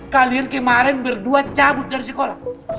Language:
Indonesian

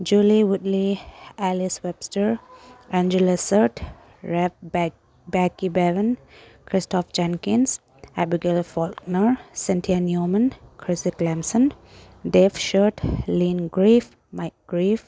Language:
Manipuri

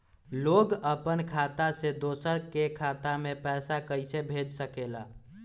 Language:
Magahi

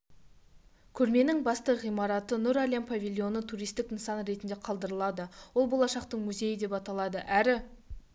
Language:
Kazakh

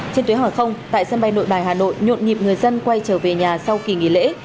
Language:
Vietnamese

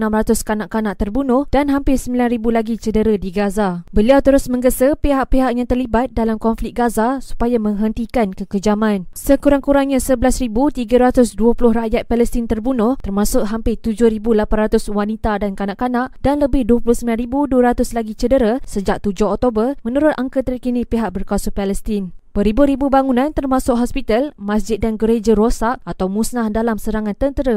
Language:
Malay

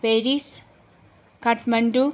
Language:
Nepali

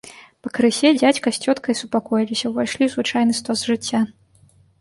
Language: Belarusian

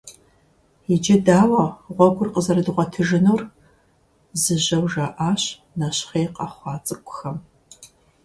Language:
Kabardian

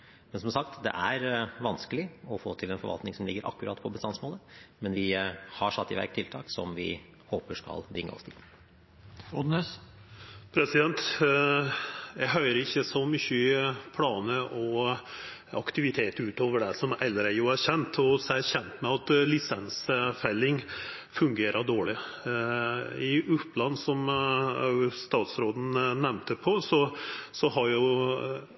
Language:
Norwegian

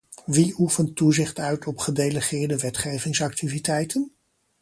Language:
Dutch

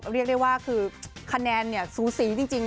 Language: Thai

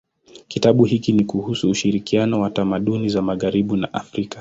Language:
Swahili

